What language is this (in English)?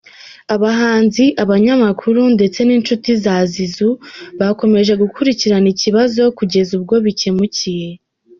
Kinyarwanda